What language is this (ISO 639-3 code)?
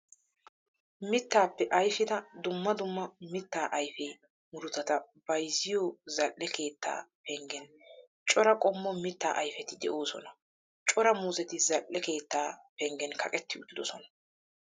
wal